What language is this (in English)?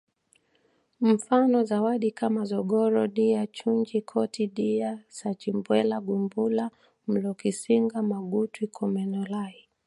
Swahili